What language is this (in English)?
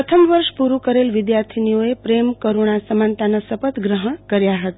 Gujarati